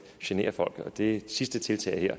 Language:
Danish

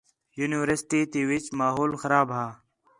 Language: Khetrani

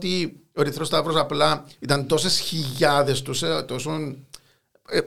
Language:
Greek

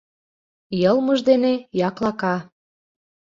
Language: Mari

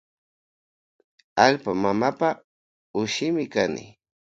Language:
Loja Highland Quichua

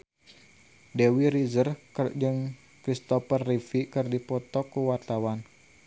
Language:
Sundanese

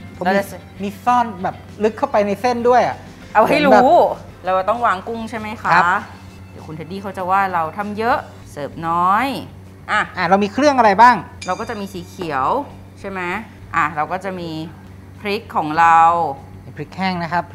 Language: Thai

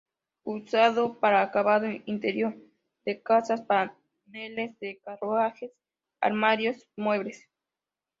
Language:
Spanish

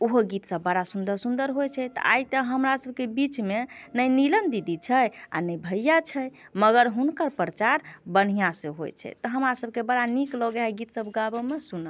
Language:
Maithili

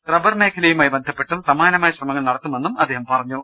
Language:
Malayalam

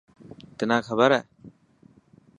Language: Dhatki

